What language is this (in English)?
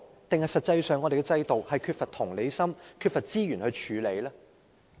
Cantonese